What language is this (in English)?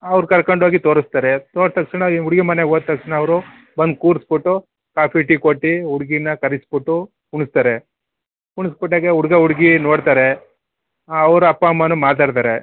Kannada